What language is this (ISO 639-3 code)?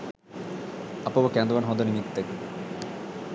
sin